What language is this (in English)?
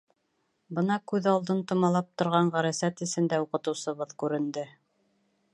Bashkir